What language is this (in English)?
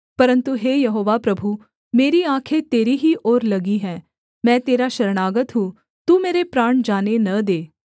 Hindi